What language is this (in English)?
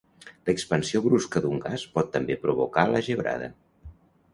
Catalan